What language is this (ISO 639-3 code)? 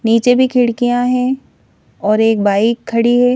hin